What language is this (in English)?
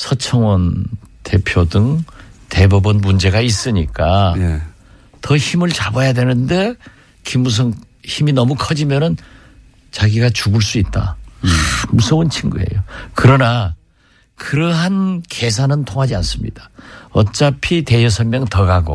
Korean